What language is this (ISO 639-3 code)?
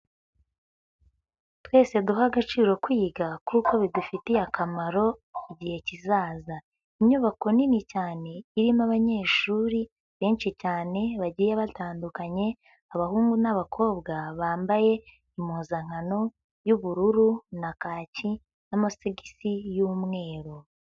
kin